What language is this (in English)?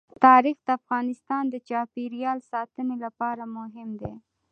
Pashto